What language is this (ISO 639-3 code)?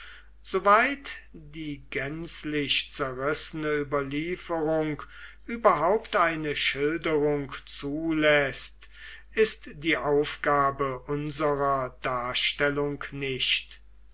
deu